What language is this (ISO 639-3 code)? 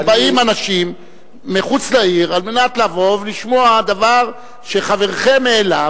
heb